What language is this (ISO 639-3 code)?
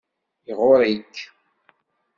kab